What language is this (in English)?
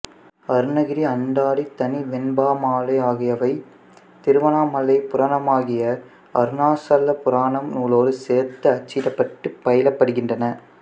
Tamil